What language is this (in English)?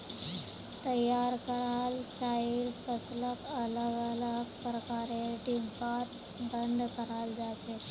Magahi